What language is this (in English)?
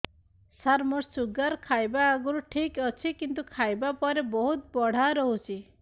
Odia